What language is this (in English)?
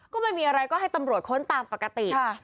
Thai